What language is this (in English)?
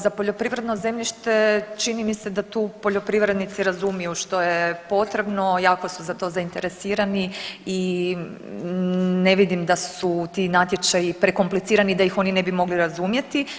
Croatian